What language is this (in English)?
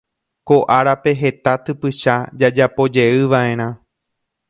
Guarani